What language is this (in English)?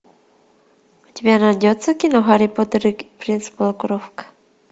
Russian